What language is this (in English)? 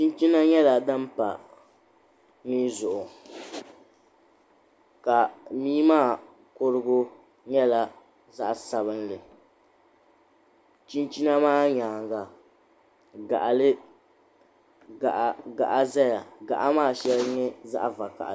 Dagbani